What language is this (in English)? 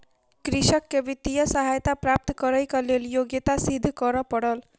Maithili